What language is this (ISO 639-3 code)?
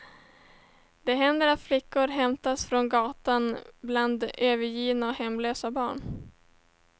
swe